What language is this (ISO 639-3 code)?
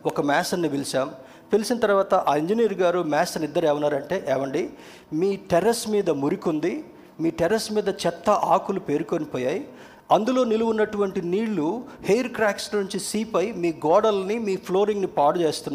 tel